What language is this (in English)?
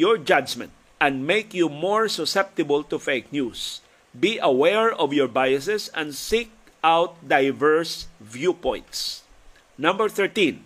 Filipino